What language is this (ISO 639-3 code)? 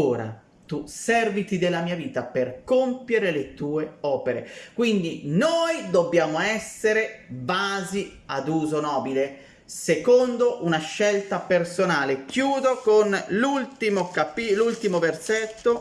ita